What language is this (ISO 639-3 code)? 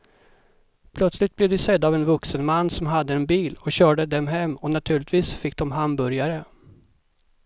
swe